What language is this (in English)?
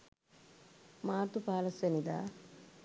Sinhala